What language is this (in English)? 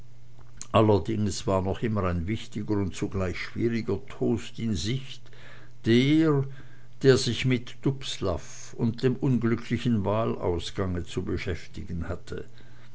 German